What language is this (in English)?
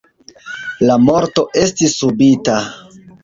Esperanto